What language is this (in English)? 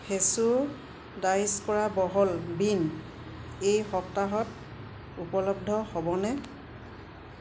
Assamese